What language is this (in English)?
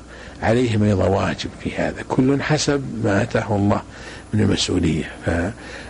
Arabic